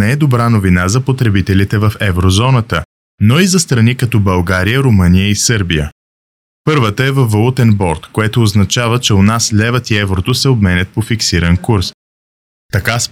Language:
Bulgarian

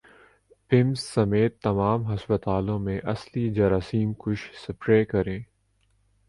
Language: Urdu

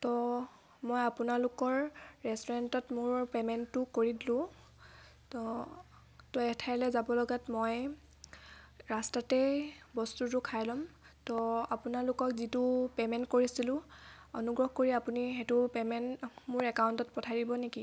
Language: Assamese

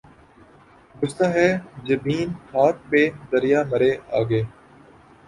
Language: Urdu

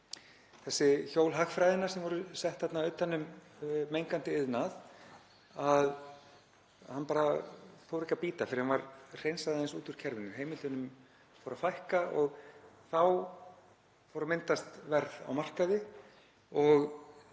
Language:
Icelandic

